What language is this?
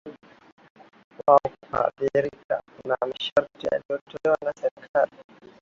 Swahili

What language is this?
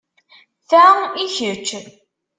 Kabyle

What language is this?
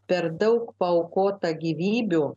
Lithuanian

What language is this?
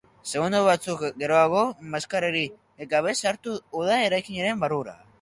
Basque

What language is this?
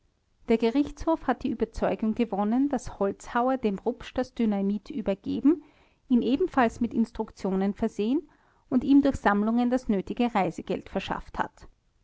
German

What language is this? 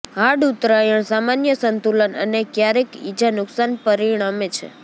Gujarati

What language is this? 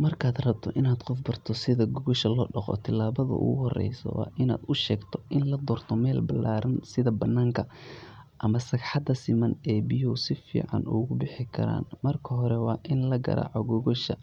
Somali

